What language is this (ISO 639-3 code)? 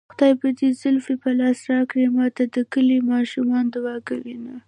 pus